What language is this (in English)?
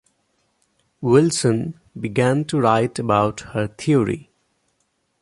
English